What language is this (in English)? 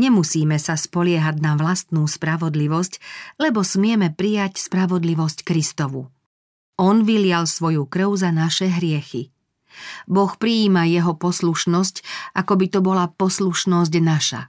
Slovak